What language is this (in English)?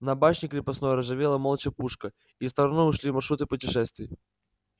Russian